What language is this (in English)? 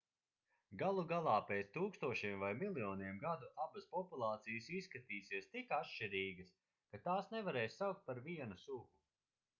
Latvian